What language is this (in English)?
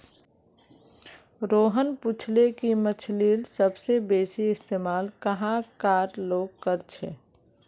Magahi